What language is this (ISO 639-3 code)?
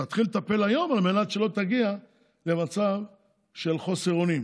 heb